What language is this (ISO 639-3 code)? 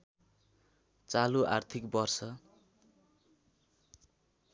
nep